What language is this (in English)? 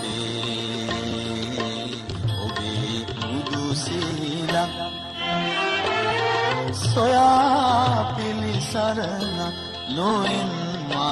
Arabic